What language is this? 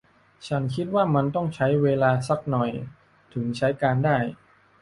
Thai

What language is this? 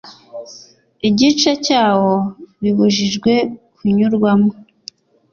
Kinyarwanda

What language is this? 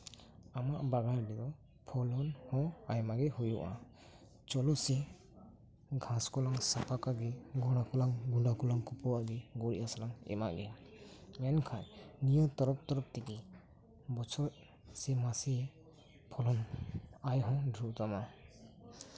Santali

